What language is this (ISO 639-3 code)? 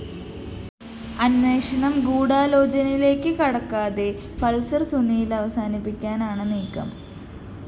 mal